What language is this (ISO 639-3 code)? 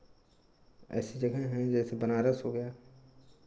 hin